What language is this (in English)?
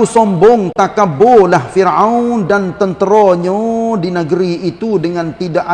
Malay